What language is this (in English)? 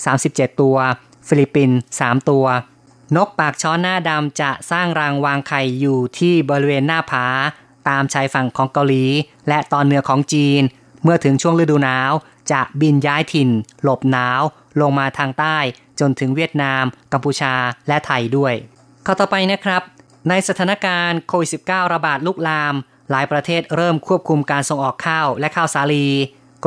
Thai